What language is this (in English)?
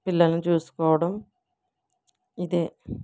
Telugu